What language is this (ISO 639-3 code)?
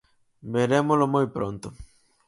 glg